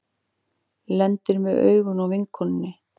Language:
Icelandic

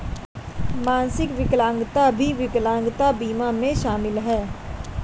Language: Hindi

